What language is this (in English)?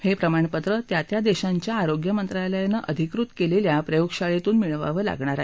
Marathi